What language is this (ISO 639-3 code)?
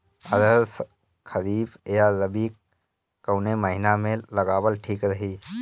bho